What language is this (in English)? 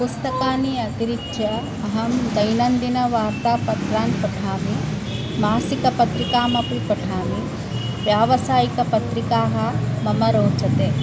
Sanskrit